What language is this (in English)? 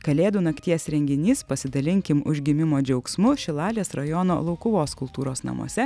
Lithuanian